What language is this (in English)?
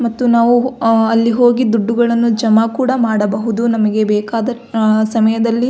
Kannada